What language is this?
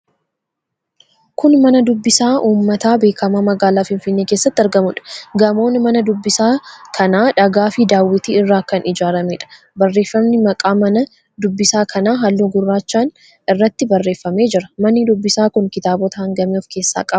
Oromo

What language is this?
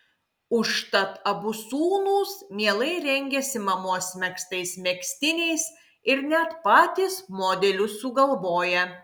Lithuanian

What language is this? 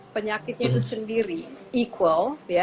Indonesian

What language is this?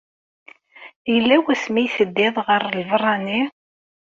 Kabyle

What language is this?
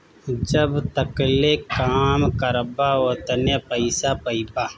Bhojpuri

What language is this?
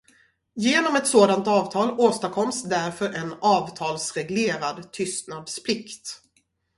Swedish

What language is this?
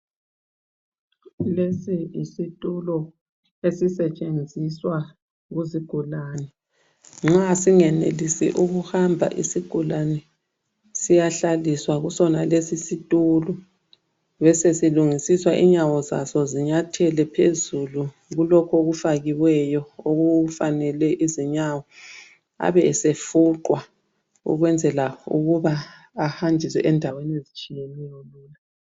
North Ndebele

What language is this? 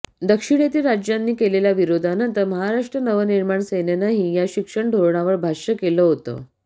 Marathi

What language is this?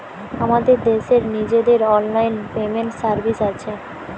Bangla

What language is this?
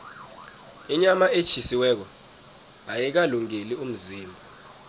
South Ndebele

